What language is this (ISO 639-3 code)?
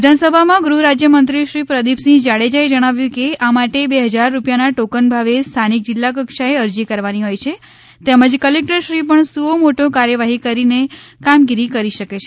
guj